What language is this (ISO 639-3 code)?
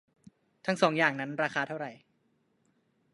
tha